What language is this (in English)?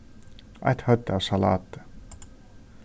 Faroese